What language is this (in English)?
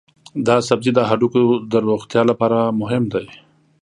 Pashto